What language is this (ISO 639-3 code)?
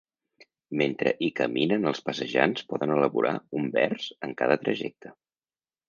cat